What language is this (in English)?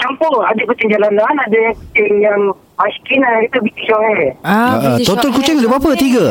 Malay